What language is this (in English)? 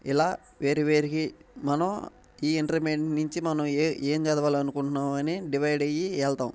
Telugu